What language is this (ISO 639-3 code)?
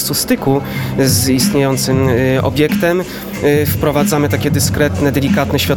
pol